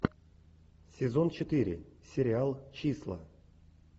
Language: Russian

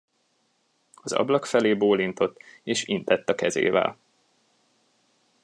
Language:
Hungarian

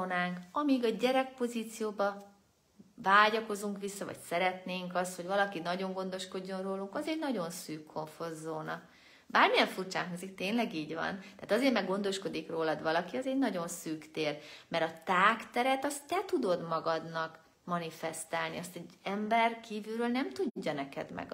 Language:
Hungarian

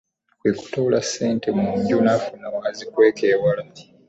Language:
Ganda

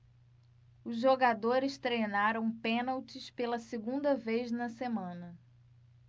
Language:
Portuguese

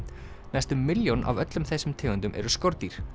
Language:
Icelandic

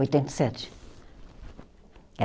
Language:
Portuguese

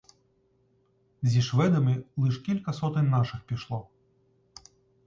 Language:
Ukrainian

